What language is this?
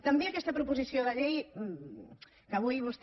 Catalan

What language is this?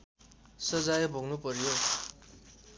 Nepali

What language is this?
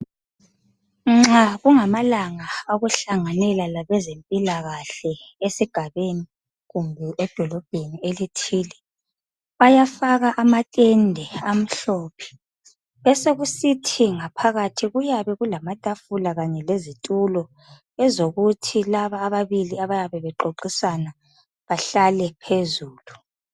North Ndebele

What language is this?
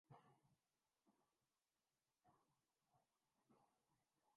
Urdu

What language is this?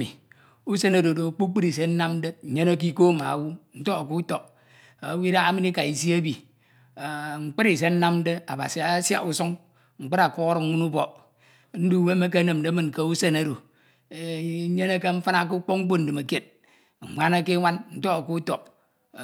Ito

